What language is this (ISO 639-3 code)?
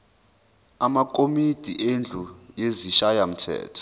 zul